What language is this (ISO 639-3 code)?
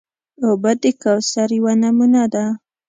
pus